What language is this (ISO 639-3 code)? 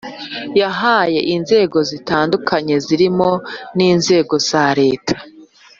kin